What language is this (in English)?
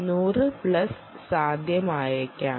Malayalam